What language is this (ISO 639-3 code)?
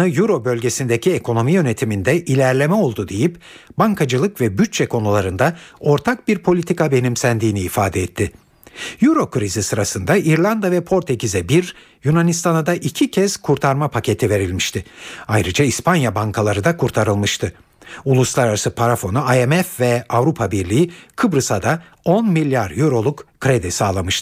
tur